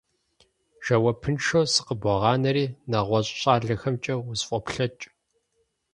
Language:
Kabardian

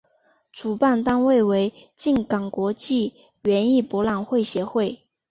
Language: Chinese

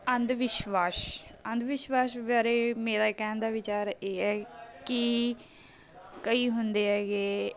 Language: Punjabi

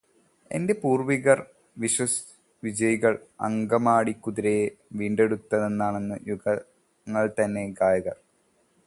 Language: Malayalam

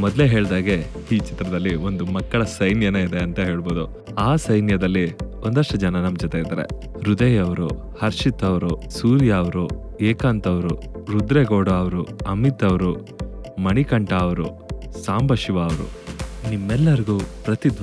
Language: Kannada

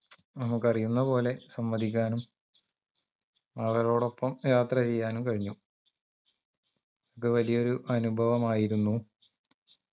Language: Malayalam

